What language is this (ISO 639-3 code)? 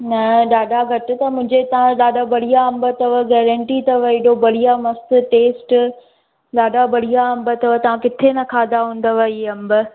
snd